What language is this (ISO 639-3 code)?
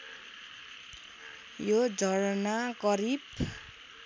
nep